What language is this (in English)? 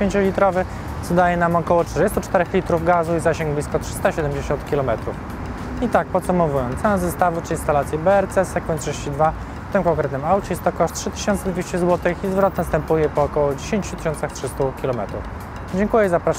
Polish